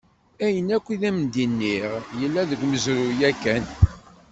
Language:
Kabyle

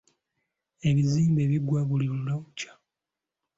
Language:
Ganda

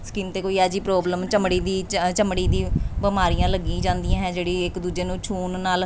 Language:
Punjabi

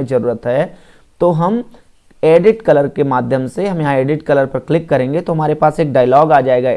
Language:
Hindi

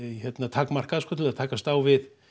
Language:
Icelandic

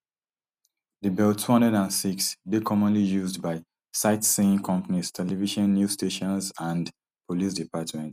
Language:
Nigerian Pidgin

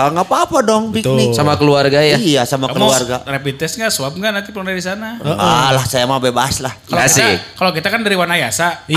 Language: Indonesian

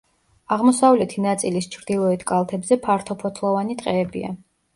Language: Georgian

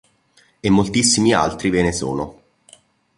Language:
Italian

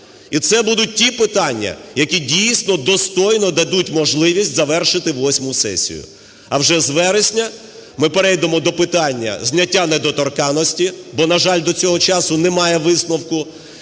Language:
Ukrainian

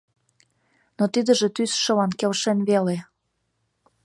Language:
Mari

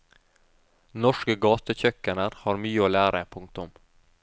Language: Norwegian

